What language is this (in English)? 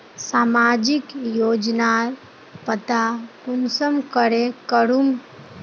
Magahi